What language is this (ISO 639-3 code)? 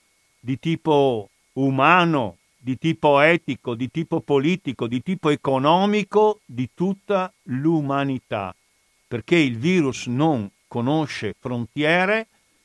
ita